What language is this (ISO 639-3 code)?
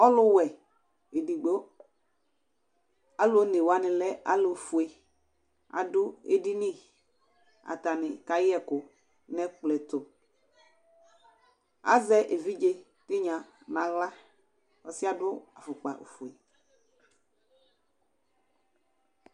kpo